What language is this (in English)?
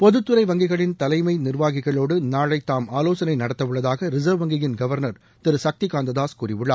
Tamil